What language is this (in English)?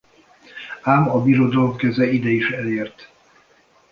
Hungarian